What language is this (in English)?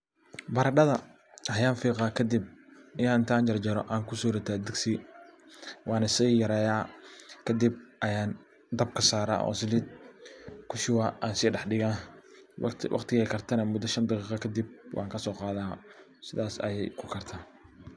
Somali